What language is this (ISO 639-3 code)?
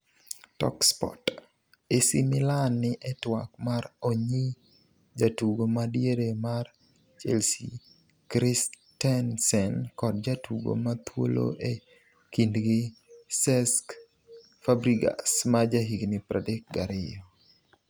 luo